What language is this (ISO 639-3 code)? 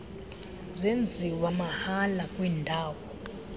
xho